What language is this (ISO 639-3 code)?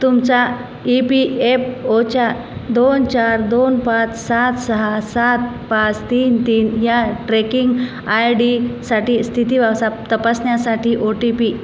mar